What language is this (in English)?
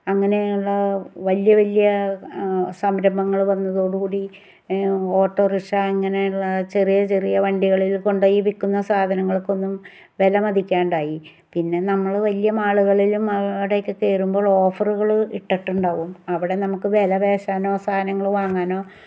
Malayalam